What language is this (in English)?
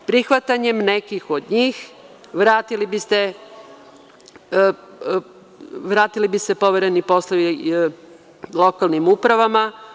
Serbian